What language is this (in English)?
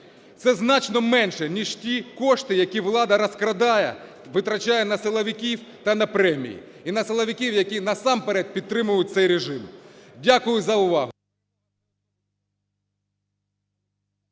Ukrainian